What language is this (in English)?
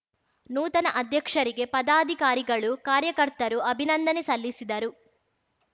Kannada